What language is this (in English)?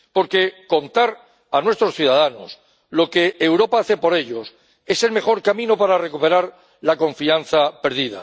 Spanish